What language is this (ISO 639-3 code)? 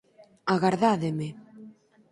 glg